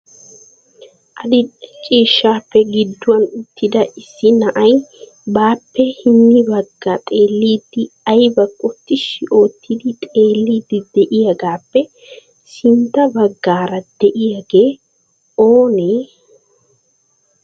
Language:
Wolaytta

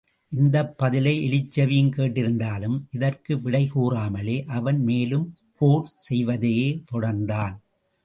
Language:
Tamil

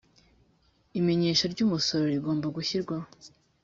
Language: Kinyarwanda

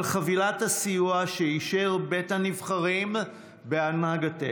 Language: Hebrew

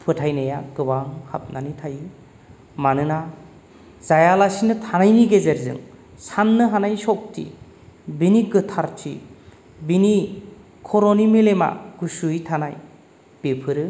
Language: Bodo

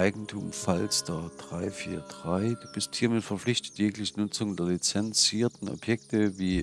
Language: German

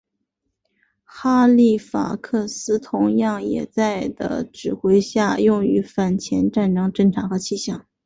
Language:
Chinese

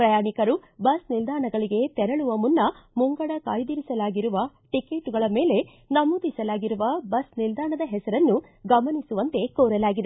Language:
Kannada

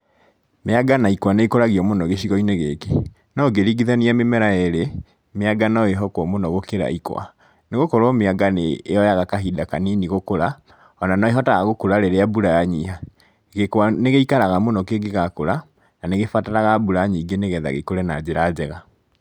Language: Kikuyu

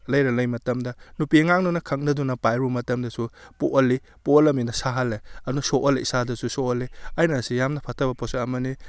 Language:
Manipuri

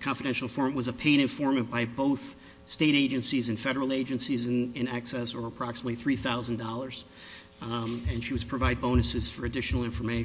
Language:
English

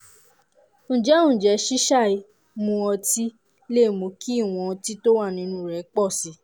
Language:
Yoruba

